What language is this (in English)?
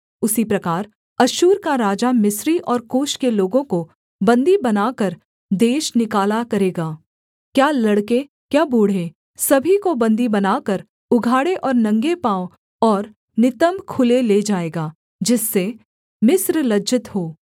Hindi